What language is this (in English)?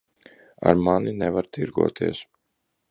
Latvian